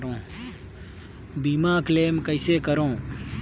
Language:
Chhattisgarhi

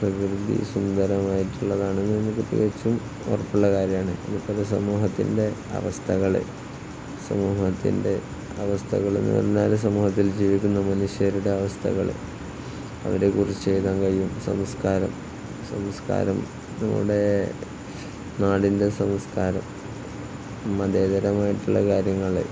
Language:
Malayalam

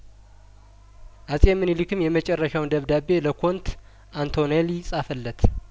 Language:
Amharic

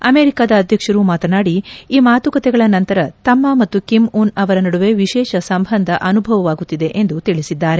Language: Kannada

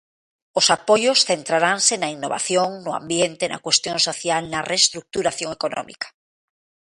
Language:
Galician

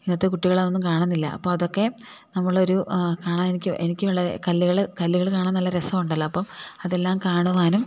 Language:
Malayalam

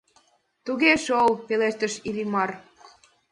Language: Mari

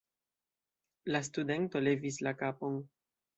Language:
Esperanto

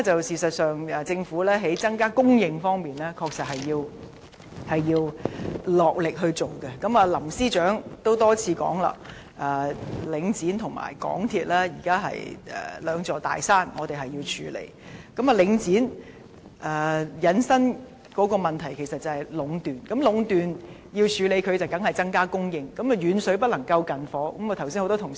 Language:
Cantonese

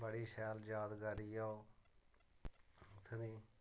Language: Dogri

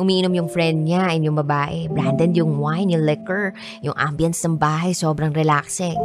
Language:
Filipino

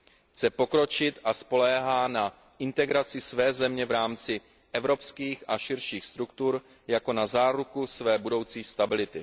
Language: Czech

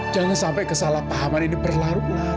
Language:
Indonesian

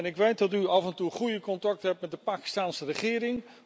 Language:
Dutch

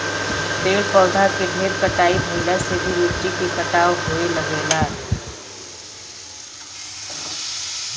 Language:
Bhojpuri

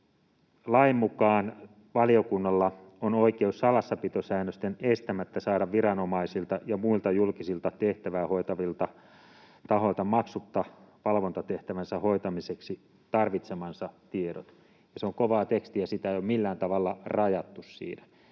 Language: Finnish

